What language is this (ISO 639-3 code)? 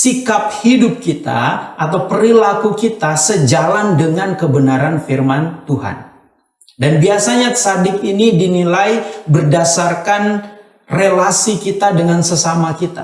ind